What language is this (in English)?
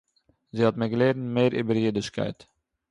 Yiddish